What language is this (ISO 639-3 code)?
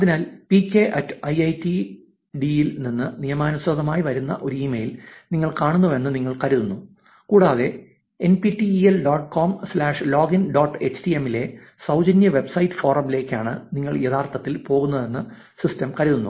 mal